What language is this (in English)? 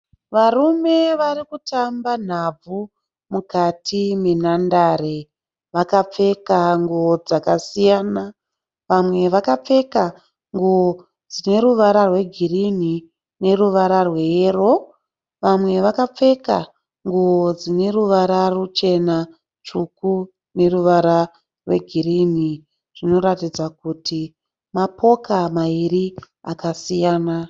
Shona